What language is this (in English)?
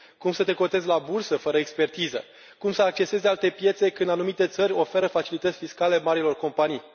Romanian